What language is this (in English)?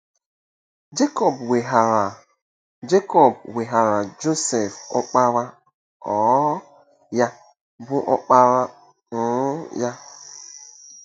Igbo